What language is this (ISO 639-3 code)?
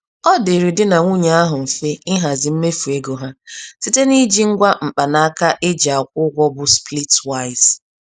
ibo